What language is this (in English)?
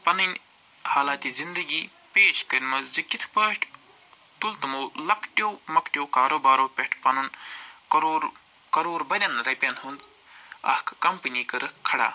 Kashmiri